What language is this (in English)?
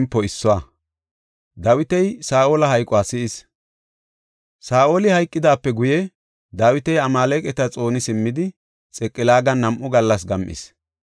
Gofa